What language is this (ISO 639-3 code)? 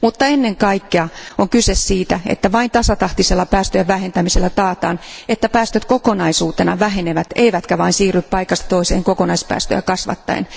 fin